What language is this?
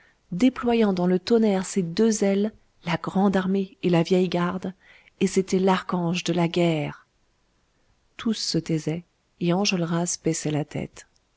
French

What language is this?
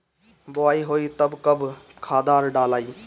Bhojpuri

